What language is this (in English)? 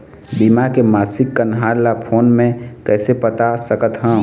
Chhattisgarhi